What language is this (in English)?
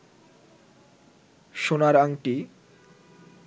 Bangla